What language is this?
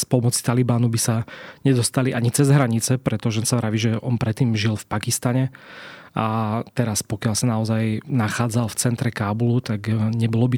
Slovak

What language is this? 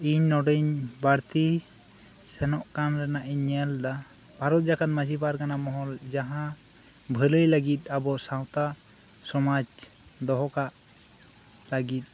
Santali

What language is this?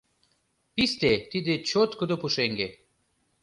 Mari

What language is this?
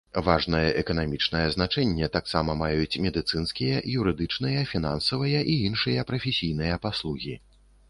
Belarusian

